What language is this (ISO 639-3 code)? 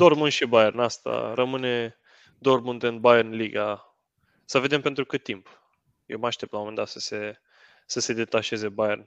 ron